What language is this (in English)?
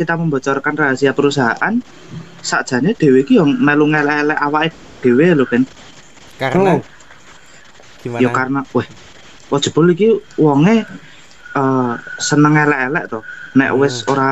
Indonesian